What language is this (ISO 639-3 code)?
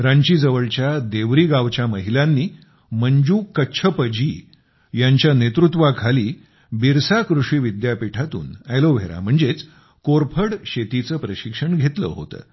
mar